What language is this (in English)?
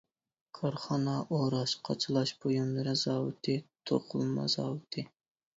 Uyghur